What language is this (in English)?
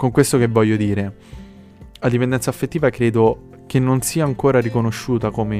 Italian